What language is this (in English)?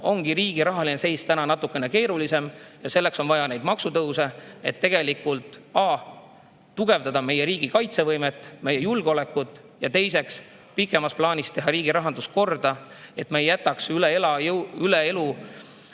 Estonian